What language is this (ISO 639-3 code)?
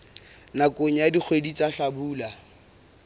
sot